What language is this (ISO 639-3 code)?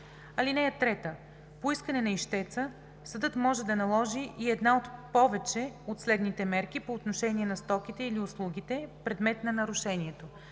bul